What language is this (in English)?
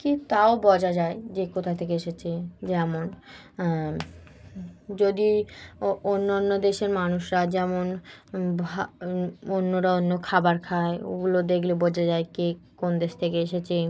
Bangla